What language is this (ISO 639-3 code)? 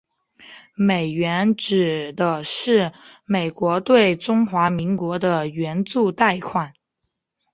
zho